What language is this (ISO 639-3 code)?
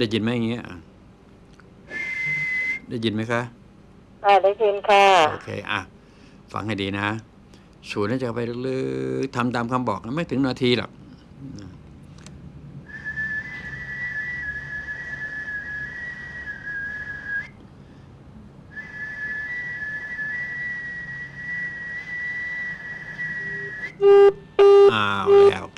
tha